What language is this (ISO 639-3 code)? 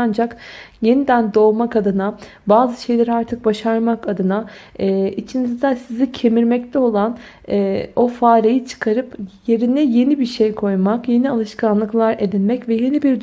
tur